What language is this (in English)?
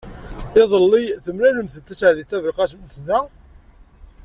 Kabyle